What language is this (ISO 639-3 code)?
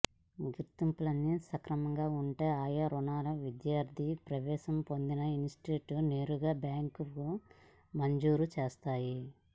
tel